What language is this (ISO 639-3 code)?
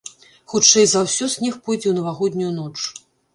bel